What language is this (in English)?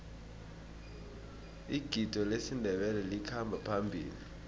South Ndebele